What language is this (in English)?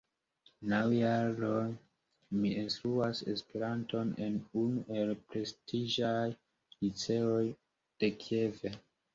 Esperanto